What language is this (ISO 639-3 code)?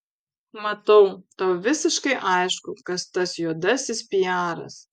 lit